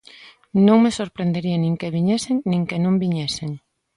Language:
Galician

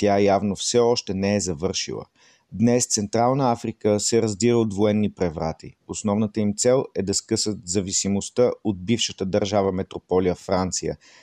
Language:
Bulgarian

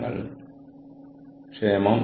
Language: Malayalam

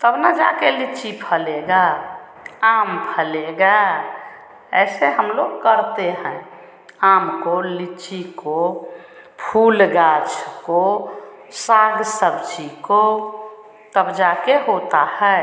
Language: Hindi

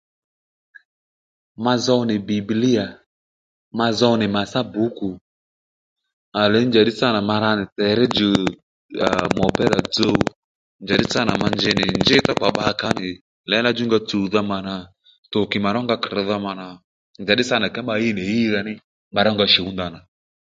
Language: Lendu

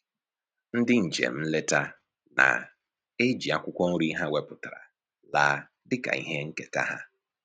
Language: Igbo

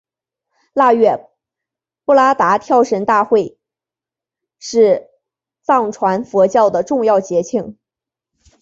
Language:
Chinese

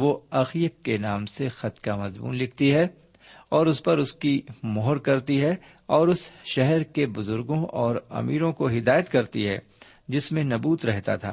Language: Urdu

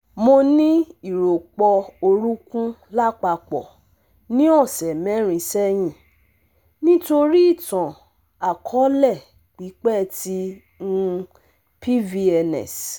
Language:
Yoruba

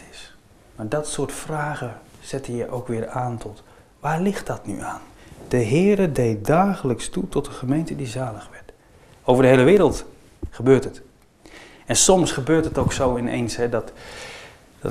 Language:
Dutch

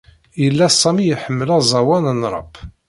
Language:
Kabyle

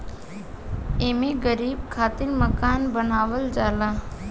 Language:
Bhojpuri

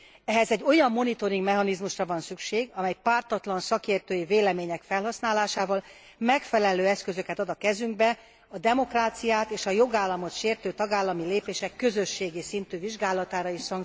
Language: Hungarian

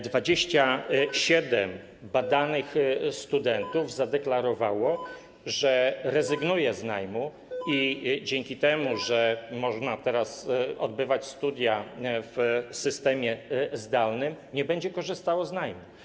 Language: Polish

